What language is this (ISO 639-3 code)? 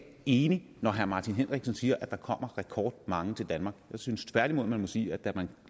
dan